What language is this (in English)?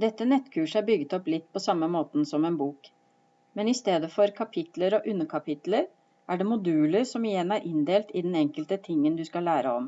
Norwegian